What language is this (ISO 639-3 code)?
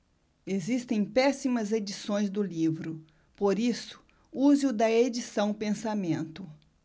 por